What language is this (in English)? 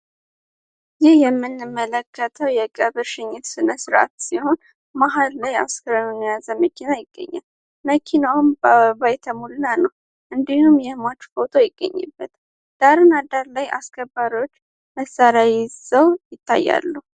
Amharic